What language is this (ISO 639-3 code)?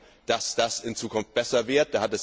deu